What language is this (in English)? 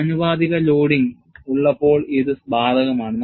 Malayalam